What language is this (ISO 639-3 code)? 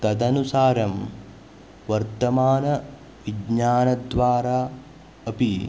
san